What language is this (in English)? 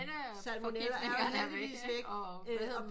Danish